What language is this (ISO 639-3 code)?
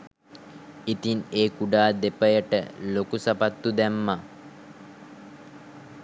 sin